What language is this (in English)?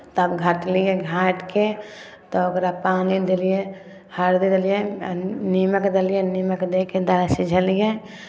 Maithili